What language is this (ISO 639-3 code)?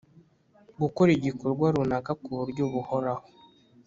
kin